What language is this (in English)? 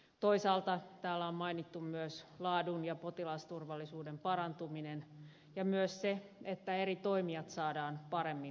Finnish